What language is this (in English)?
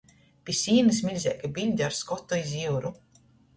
Latgalian